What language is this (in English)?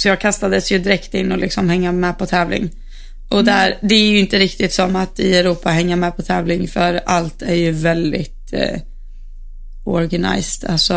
Swedish